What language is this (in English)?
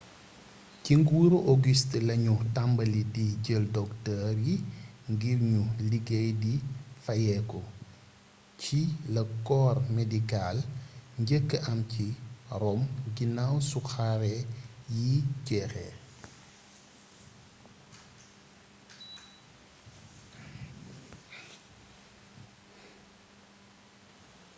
Wolof